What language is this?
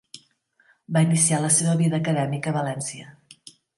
Catalan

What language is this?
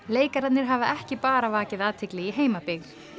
Icelandic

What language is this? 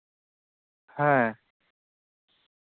Santali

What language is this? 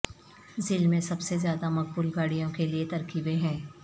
Urdu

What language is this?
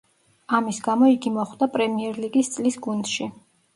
Georgian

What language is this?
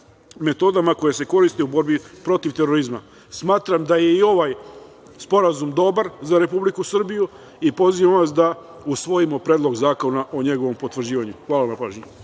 Serbian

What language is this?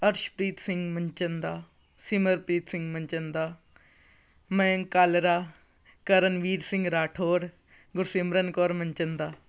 Punjabi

